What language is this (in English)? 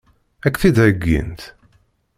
Kabyle